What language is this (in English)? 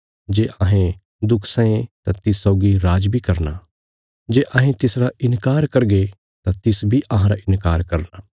Bilaspuri